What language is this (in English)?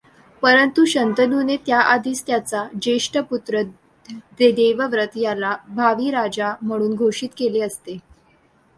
Marathi